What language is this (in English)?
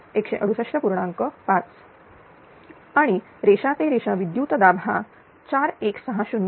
Marathi